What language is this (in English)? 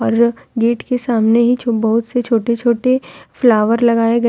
Hindi